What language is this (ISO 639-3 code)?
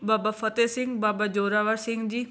pan